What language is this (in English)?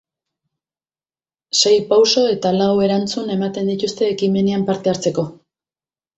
Basque